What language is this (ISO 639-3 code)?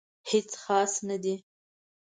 pus